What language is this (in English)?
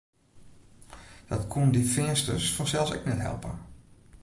Western Frisian